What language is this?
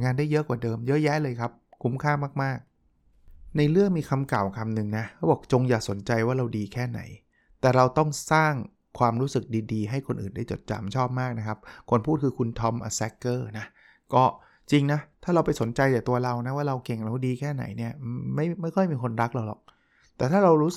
Thai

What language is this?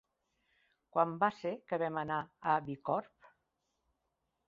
Catalan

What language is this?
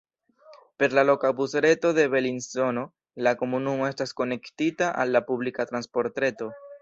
Esperanto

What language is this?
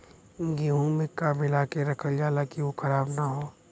Bhojpuri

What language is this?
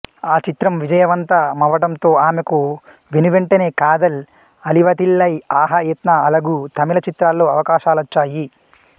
Telugu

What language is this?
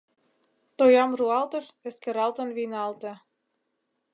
Mari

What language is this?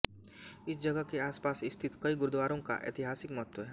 Hindi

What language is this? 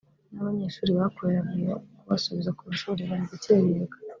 Kinyarwanda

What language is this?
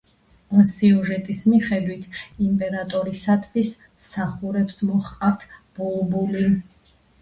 Georgian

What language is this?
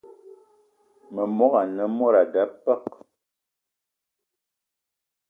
Eton (Cameroon)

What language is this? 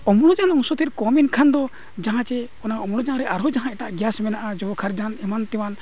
Santali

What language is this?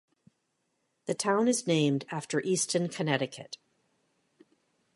English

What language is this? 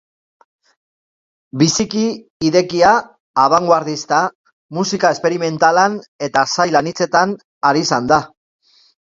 Basque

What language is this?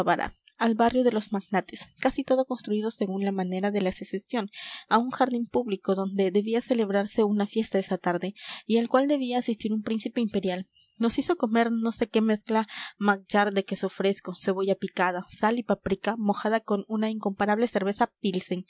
Spanish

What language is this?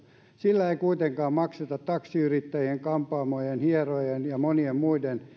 Finnish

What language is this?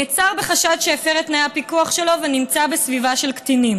Hebrew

